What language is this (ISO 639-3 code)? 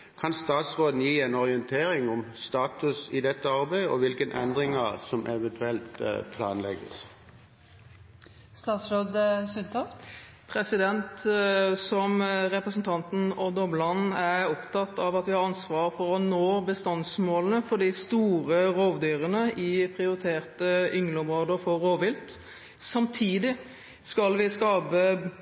nob